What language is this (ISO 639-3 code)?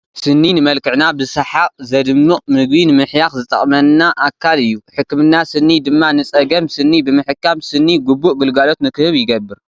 tir